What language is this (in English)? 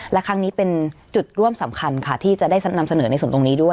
Thai